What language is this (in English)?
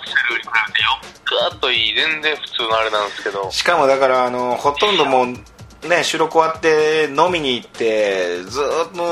Japanese